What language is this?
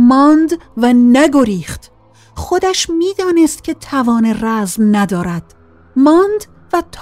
Persian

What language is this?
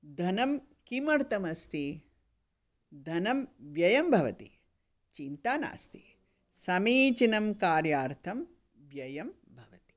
Sanskrit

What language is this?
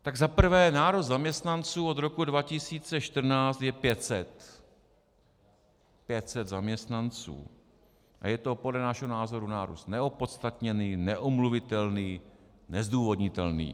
Czech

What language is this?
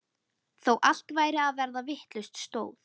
Icelandic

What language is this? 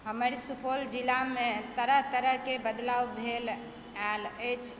Maithili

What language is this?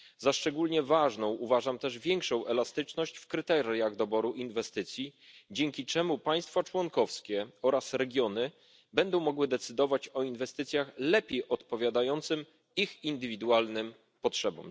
Polish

